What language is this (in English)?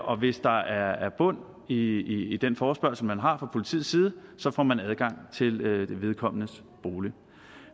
Danish